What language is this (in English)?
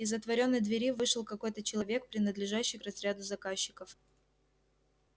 Russian